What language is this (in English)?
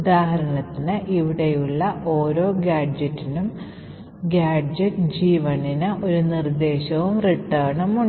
Malayalam